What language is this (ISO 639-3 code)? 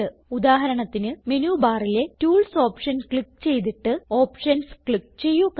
mal